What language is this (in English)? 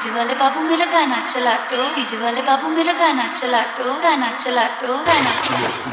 Hindi